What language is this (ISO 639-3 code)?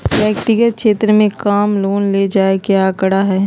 mag